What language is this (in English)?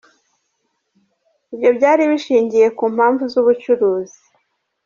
Kinyarwanda